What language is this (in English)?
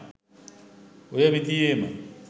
Sinhala